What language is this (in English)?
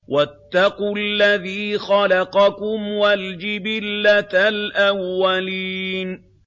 Arabic